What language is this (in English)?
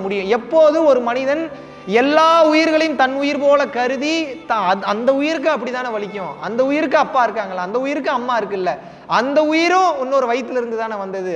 Tamil